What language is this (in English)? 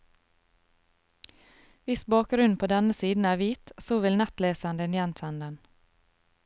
Norwegian